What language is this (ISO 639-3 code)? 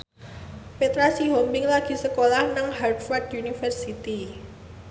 jav